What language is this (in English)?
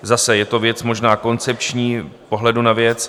Czech